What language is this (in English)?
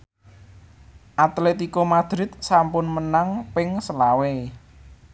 Javanese